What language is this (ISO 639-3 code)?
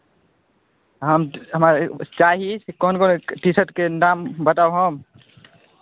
mai